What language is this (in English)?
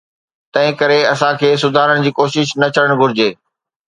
Sindhi